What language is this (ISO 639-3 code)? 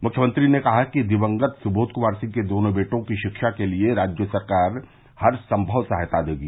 hin